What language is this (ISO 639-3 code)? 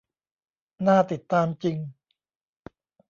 tha